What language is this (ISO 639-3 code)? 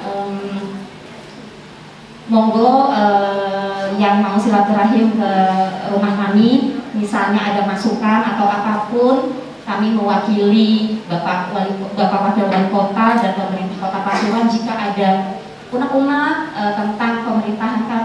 ind